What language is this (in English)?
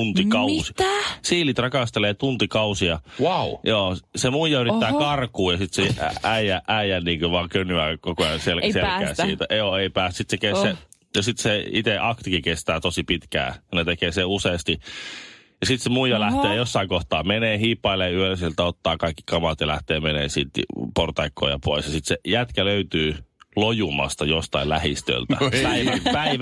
Finnish